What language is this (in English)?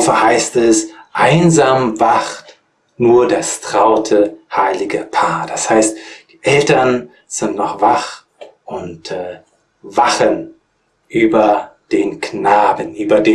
German